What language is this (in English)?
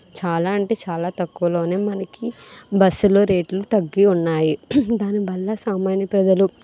Telugu